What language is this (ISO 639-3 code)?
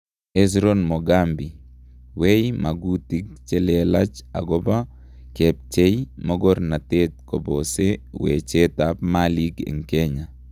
kln